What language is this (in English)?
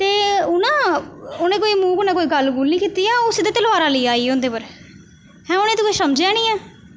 Dogri